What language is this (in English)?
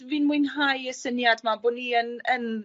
Welsh